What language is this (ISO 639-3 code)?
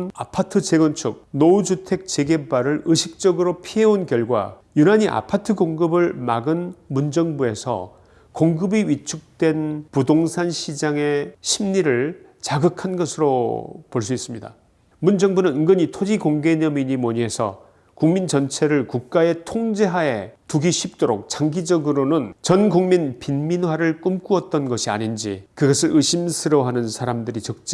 kor